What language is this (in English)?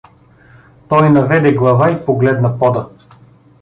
Bulgarian